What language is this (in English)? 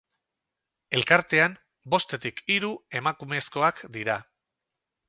Basque